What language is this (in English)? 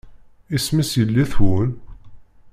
Kabyle